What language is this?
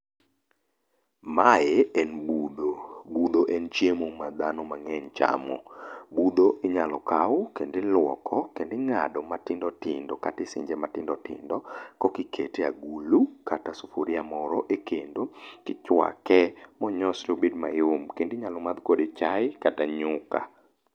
Luo (Kenya and Tanzania)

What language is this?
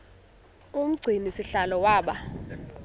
Xhosa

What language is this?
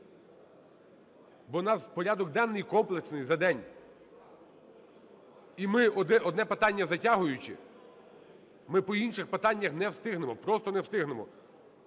Ukrainian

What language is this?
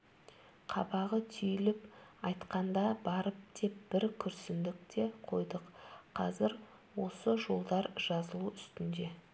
Kazakh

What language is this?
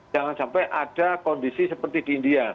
Indonesian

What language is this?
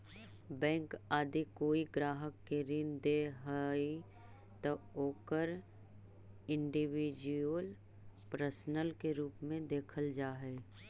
Magahi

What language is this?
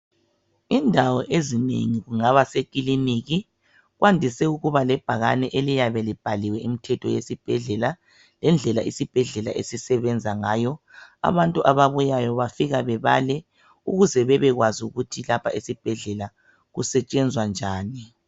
North Ndebele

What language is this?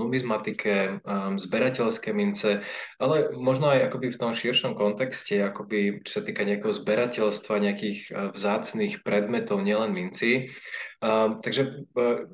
Slovak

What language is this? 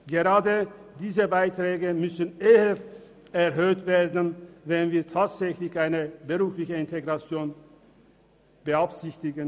Swiss German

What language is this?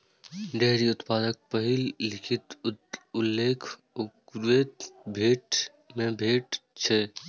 Maithili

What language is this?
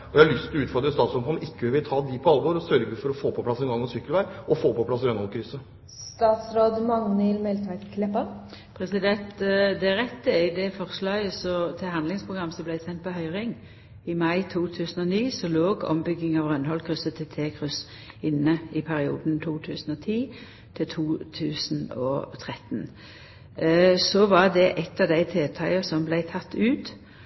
Norwegian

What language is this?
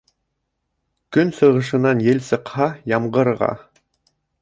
Bashkir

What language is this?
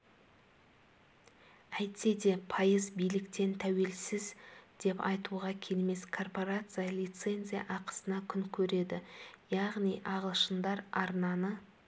Kazakh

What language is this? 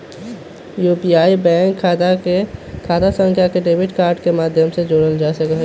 Magahi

